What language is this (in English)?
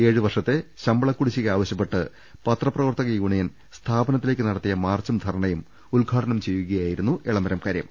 Malayalam